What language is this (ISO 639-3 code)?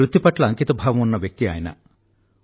tel